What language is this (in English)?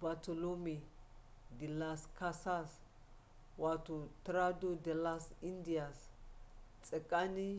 Hausa